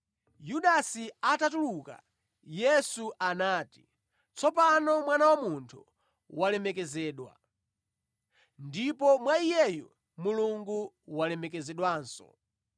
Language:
Nyanja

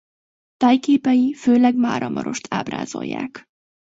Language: Hungarian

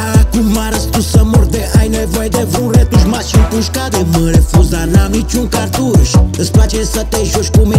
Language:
Romanian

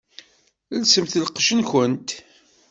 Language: Kabyle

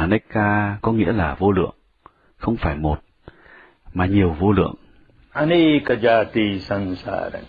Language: Vietnamese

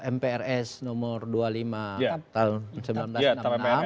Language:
Indonesian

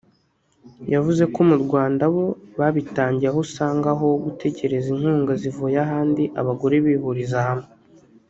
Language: Kinyarwanda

